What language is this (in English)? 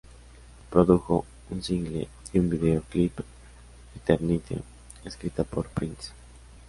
Spanish